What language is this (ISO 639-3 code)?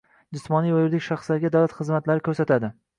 uzb